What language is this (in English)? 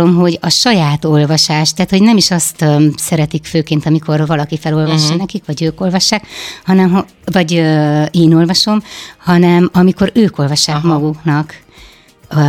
Hungarian